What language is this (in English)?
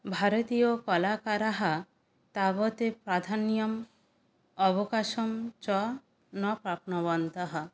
Sanskrit